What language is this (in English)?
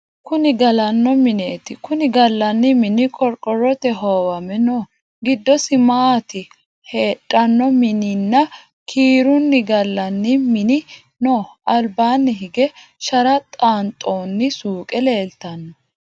Sidamo